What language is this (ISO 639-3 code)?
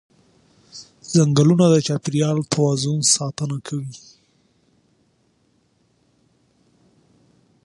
pus